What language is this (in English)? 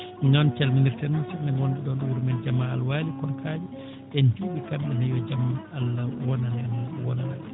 Fula